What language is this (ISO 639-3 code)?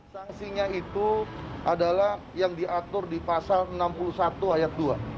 ind